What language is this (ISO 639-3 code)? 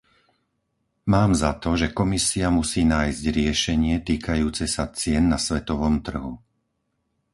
slk